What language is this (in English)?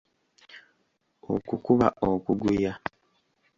Ganda